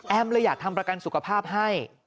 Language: Thai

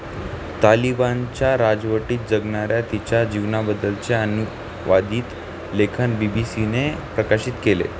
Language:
Marathi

